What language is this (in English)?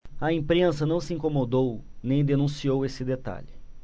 Portuguese